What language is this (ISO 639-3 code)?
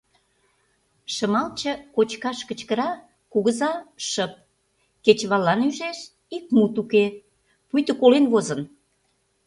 chm